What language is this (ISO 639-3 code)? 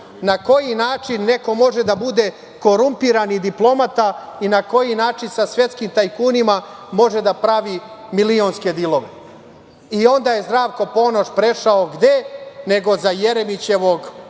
srp